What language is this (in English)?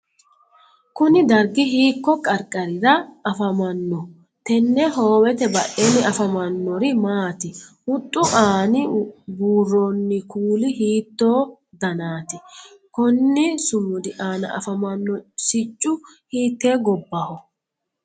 Sidamo